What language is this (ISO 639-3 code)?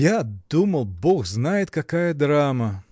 rus